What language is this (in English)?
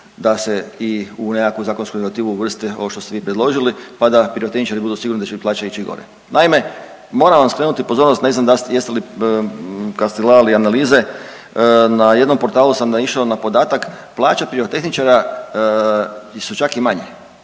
Croatian